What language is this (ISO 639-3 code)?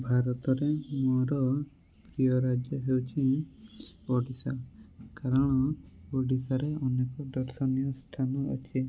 ori